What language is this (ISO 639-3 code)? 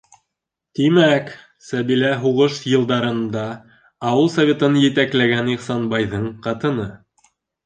bak